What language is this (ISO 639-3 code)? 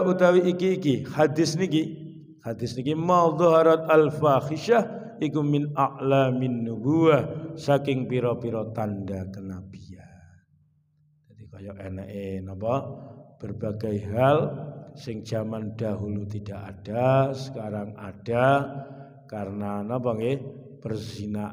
ind